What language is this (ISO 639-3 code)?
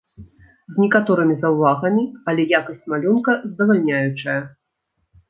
bel